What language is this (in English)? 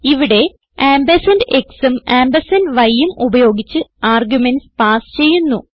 Malayalam